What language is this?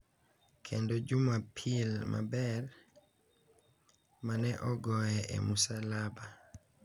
Luo (Kenya and Tanzania)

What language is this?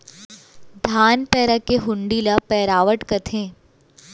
Chhattisgarhi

